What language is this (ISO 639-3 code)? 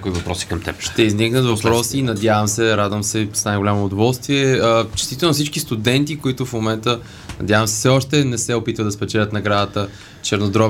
bul